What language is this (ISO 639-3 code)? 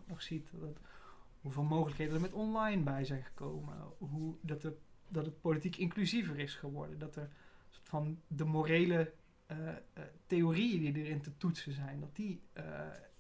nld